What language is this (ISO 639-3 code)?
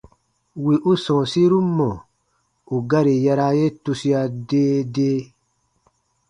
bba